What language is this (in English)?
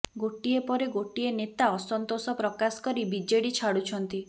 Odia